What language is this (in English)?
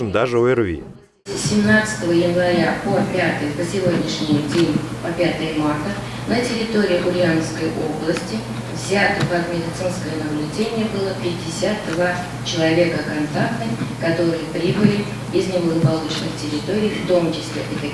Russian